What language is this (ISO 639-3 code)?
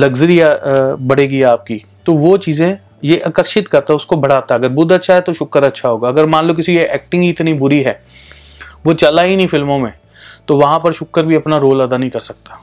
hin